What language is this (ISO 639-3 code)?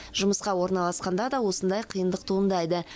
kaz